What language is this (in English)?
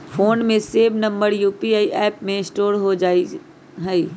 Magahi